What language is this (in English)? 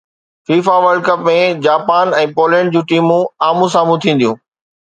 Sindhi